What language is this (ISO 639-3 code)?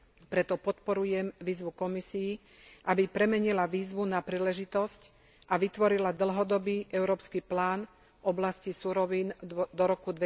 slk